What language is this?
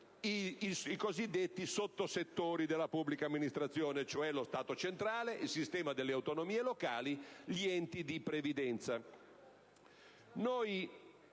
Italian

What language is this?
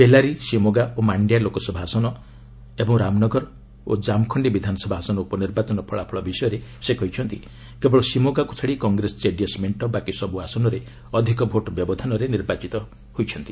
Odia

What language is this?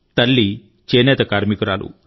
Telugu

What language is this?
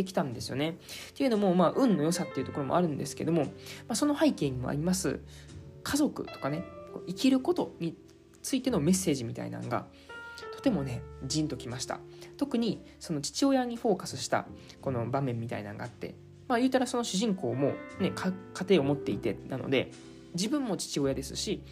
Japanese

